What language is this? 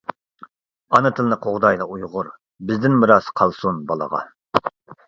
Uyghur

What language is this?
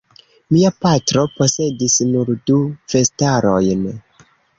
Esperanto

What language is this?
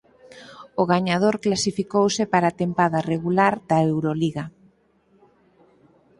Galician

